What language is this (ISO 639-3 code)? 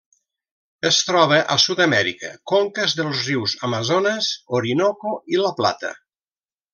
cat